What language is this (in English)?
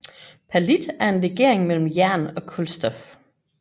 Danish